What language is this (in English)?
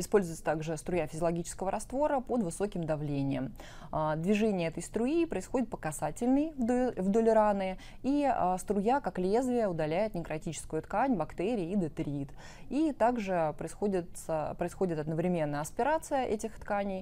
Russian